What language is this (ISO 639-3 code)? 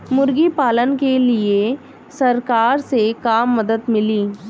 bho